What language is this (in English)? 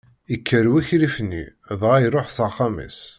Kabyle